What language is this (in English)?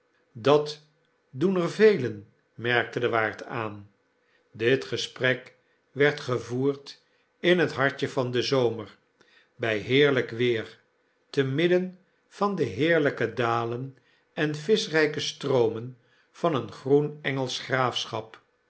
Dutch